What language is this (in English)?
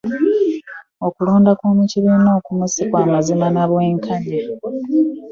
Ganda